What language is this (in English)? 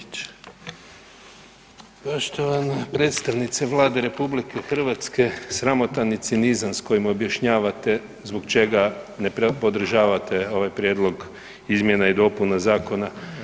Croatian